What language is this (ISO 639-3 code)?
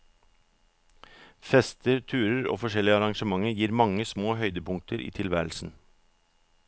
nor